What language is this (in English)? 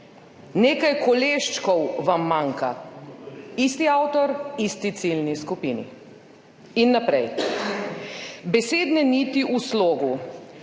Slovenian